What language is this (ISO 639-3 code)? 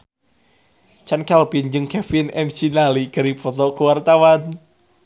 sun